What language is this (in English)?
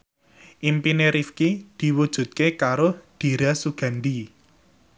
Javanese